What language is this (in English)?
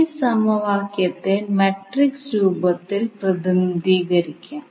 Malayalam